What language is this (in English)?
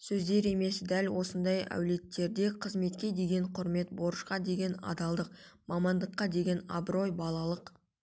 Kazakh